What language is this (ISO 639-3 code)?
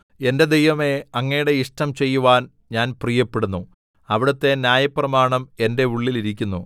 mal